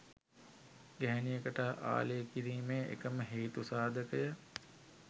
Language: Sinhala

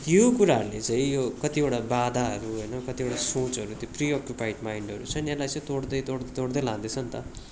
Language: Nepali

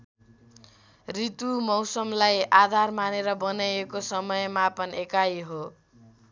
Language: Nepali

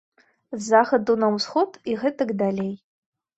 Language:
Belarusian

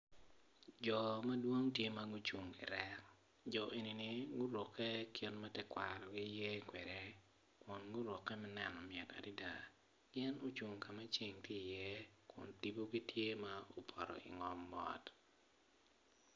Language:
Acoli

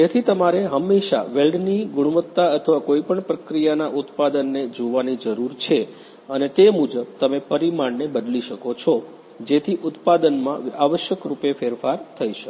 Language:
Gujarati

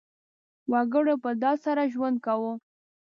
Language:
Pashto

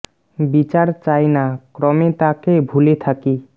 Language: Bangla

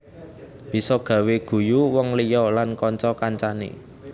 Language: Javanese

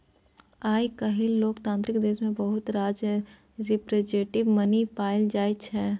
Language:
Maithili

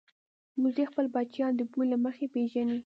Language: Pashto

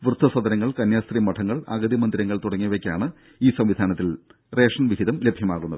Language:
Malayalam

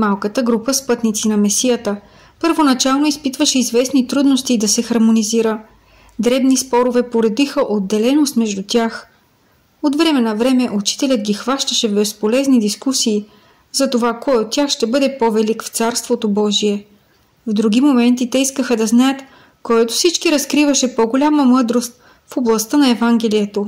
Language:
Bulgarian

